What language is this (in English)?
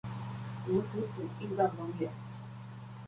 Chinese